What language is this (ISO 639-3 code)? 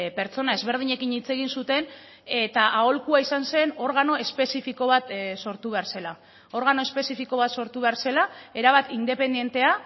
eus